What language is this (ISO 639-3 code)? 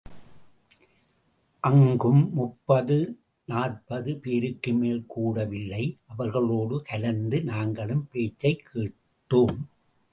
tam